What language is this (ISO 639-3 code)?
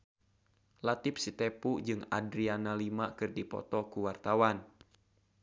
sun